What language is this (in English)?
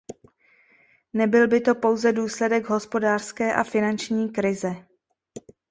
Czech